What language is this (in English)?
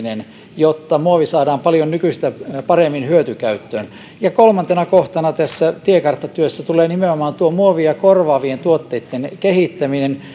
Finnish